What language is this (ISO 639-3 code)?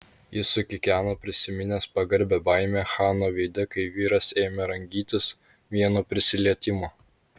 lit